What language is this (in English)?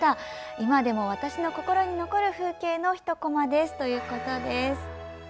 Japanese